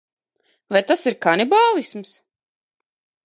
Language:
Latvian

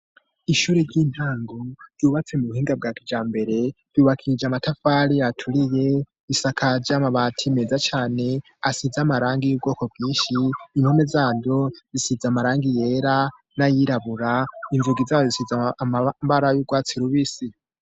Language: Rundi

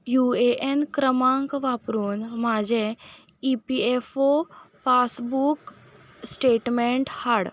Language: Konkani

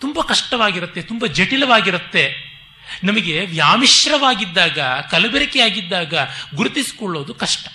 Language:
Kannada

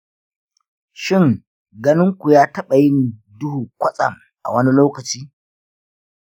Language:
Hausa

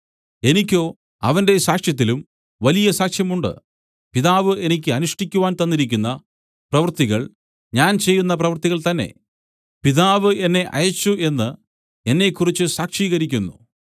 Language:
Malayalam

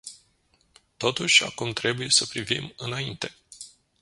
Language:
Romanian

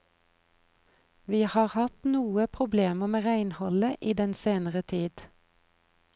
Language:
Norwegian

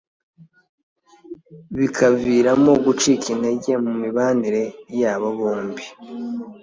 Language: Kinyarwanda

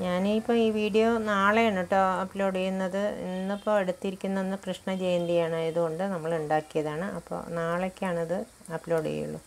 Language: Romanian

